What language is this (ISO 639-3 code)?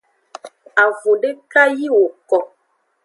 ajg